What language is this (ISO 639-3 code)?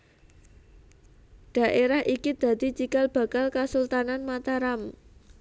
jav